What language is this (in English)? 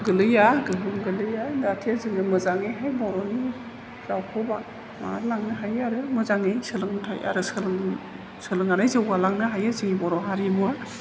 Bodo